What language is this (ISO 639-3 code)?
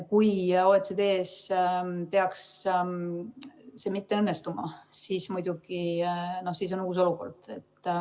est